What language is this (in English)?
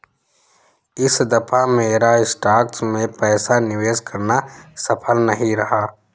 Hindi